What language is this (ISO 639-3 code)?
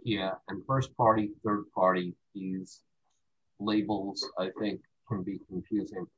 eng